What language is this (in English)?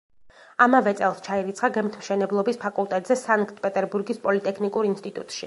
Georgian